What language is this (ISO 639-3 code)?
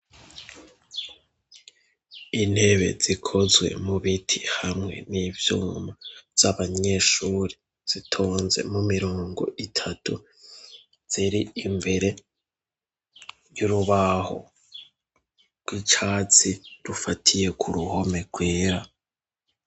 run